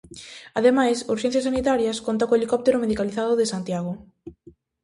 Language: Galician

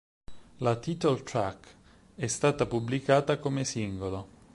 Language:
Italian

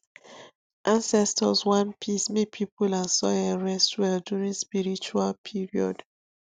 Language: Nigerian Pidgin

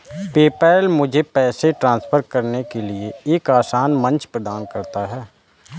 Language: Hindi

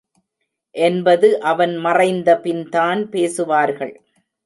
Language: Tamil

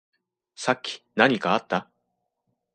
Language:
Japanese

